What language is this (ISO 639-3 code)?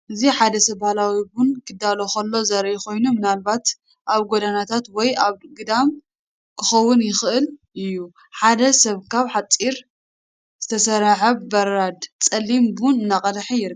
tir